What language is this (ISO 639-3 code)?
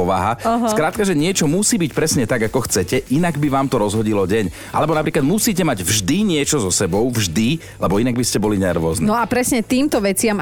slk